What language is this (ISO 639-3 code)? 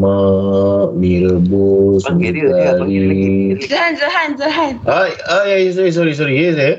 msa